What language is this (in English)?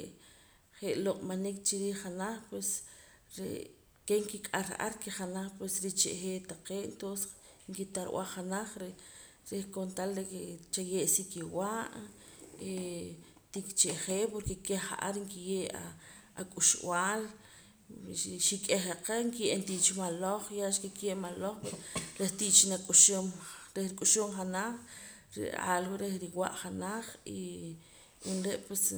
Poqomam